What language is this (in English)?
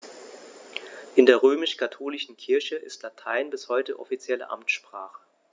German